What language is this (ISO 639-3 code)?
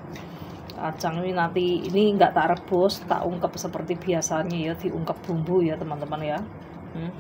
ind